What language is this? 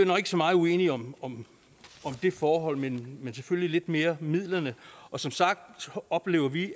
Danish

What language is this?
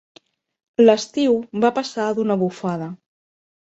Catalan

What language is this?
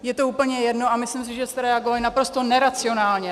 Czech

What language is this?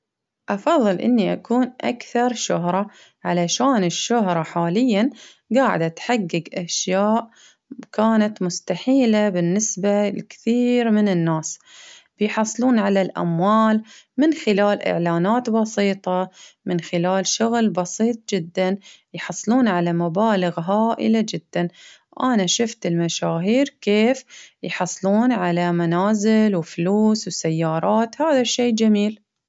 Baharna Arabic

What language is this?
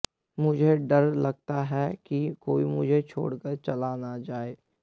Hindi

